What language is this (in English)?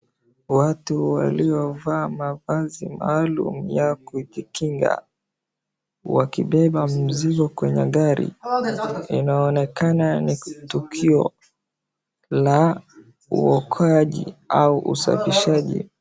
Swahili